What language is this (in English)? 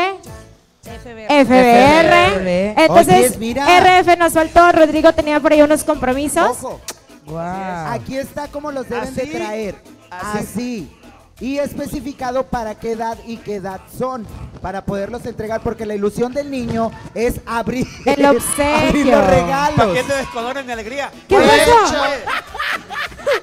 Spanish